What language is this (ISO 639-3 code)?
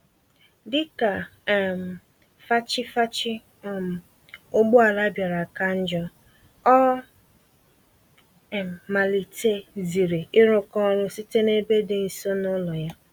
ibo